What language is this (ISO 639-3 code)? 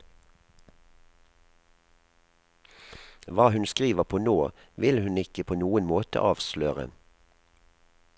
nor